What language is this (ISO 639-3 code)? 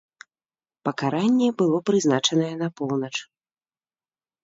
bel